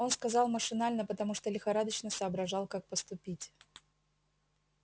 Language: Russian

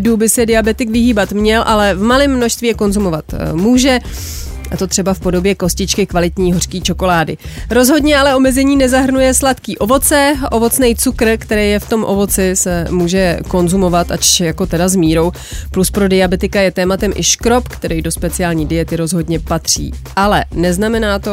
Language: Czech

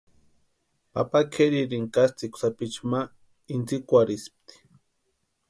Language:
Western Highland Purepecha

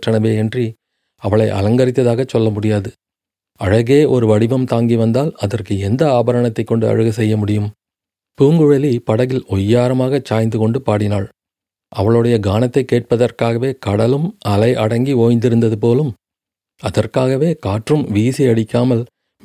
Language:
Tamil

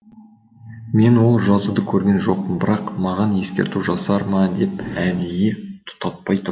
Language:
Kazakh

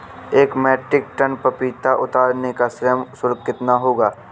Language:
Hindi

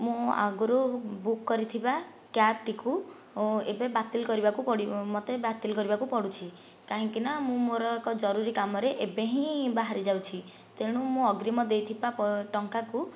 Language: Odia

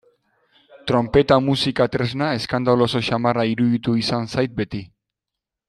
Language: Basque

